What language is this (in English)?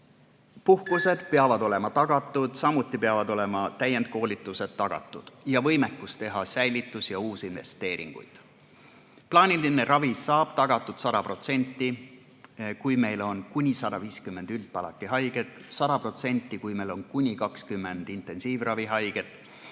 Estonian